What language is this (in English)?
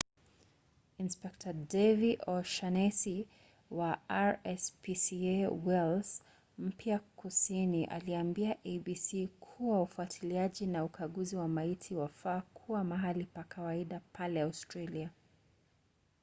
Swahili